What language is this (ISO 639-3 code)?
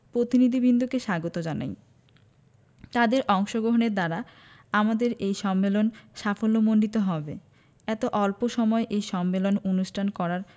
ben